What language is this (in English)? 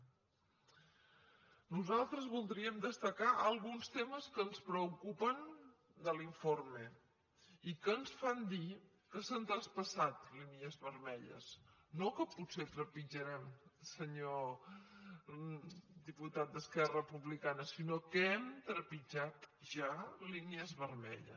Catalan